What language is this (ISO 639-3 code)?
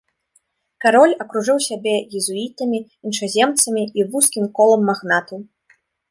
bel